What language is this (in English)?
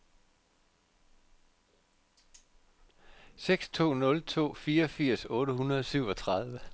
Danish